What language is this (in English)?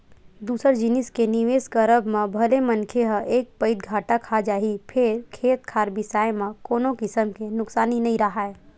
Chhattisgarhi